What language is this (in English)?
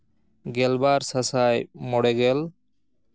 Santali